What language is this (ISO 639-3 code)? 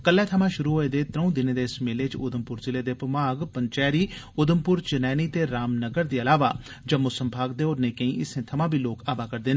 doi